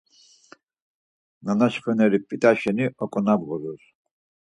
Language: Laz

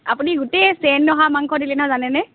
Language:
Assamese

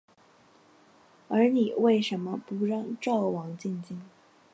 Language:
Chinese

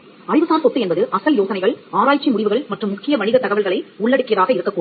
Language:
Tamil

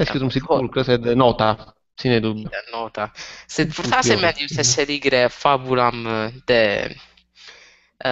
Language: Italian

